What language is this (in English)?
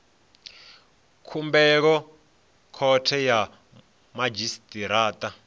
Venda